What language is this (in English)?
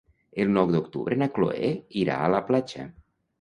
Catalan